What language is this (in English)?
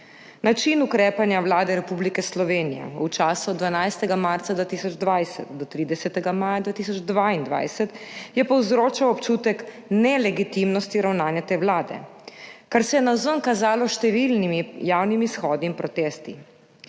Slovenian